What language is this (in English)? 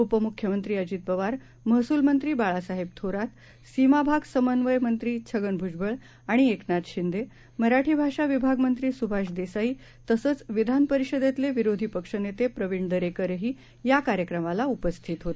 Marathi